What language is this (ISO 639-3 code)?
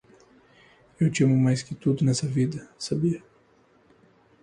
por